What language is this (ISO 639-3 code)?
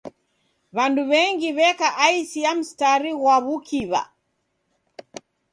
dav